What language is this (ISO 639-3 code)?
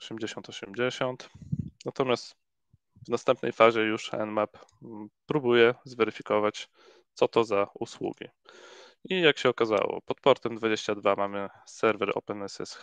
pol